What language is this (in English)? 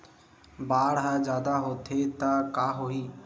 Chhattisgarhi